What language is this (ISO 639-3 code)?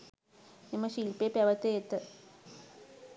sin